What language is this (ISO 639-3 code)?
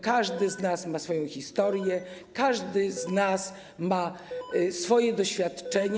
pol